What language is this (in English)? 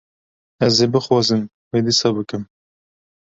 Kurdish